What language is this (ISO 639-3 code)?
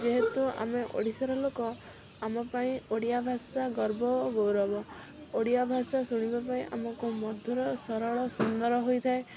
ori